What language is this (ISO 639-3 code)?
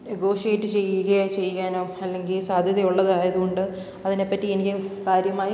mal